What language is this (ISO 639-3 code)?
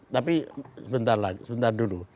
ind